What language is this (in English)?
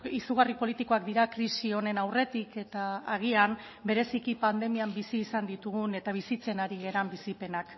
Basque